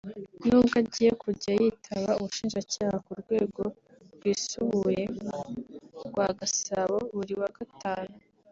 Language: Kinyarwanda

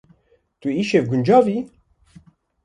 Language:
Kurdish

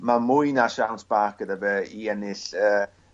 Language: Welsh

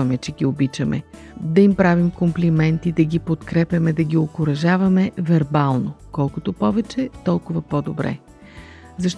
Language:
Bulgarian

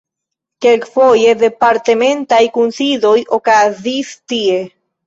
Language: Esperanto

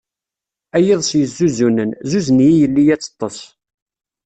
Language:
Kabyle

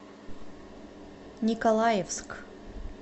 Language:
Russian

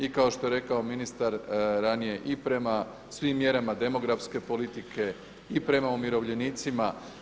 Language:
Croatian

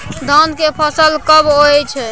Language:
Maithili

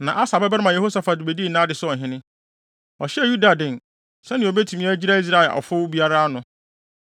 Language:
Akan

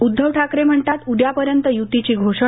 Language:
Marathi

